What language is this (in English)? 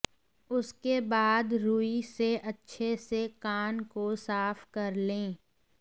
Hindi